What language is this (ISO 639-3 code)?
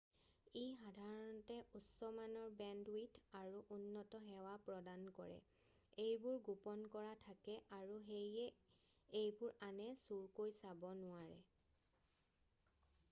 asm